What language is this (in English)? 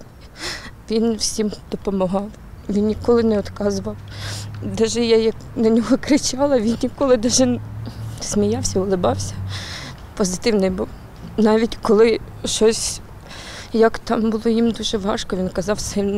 Ukrainian